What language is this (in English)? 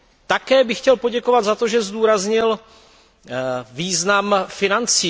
Czech